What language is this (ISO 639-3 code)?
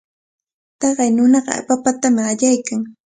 qvl